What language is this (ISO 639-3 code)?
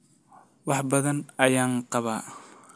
som